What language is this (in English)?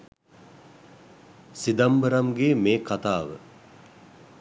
Sinhala